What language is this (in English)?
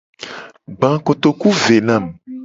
Gen